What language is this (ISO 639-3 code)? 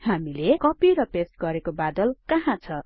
nep